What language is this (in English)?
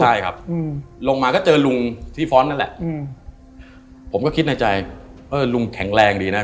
Thai